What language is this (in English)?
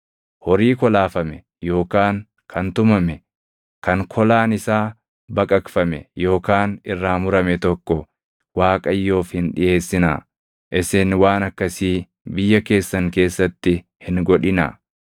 Oromo